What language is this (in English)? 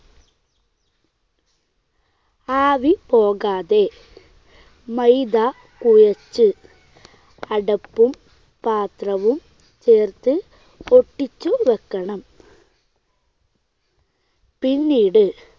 Malayalam